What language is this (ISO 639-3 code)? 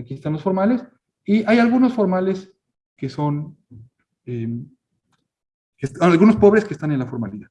spa